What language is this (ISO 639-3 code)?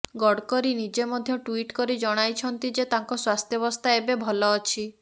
ori